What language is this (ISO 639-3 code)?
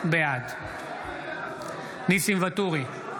heb